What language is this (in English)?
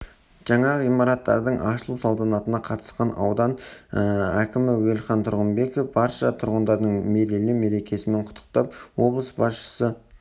Kazakh